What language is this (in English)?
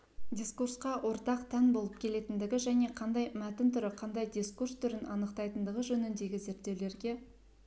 Kazakh